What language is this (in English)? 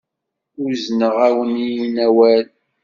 Kabyle